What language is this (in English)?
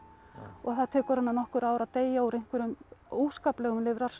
Icelandic